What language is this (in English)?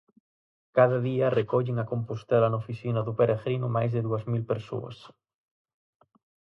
Galician